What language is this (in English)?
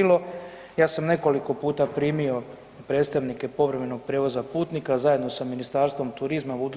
Croatian